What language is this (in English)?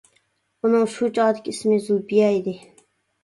Uyghur